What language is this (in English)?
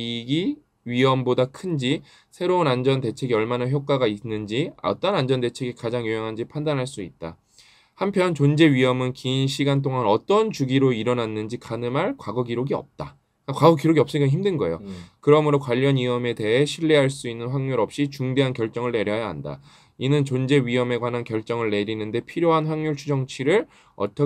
Korean